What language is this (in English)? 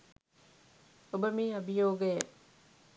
Sinhala